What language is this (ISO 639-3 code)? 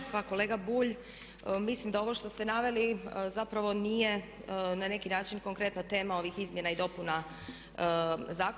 hrv